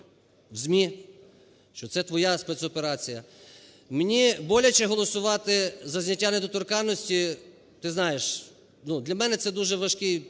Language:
Ukrainian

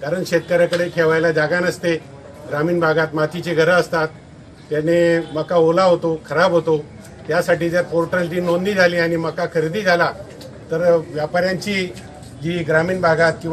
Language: Hindi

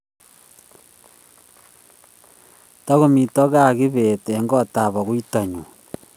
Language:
Kalenjin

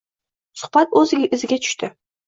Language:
Uzbek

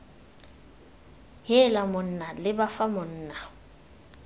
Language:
Tswana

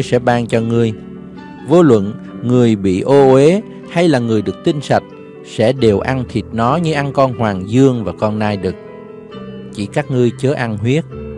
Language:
Vietnamese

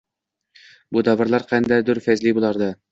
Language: Uzbek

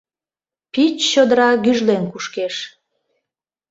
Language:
Mari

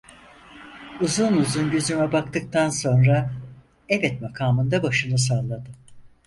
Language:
Turkish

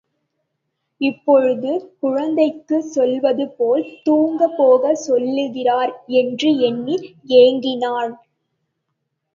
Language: Tamil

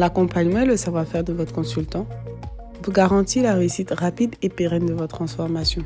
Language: French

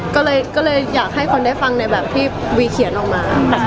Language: Thai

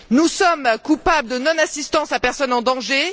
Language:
French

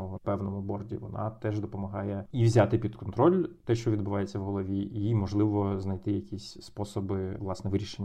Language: Ukrainian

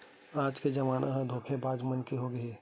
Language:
Chhattisgarhi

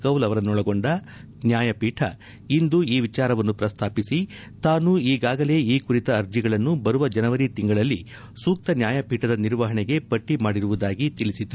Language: Kannada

